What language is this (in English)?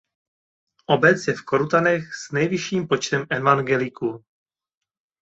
Czech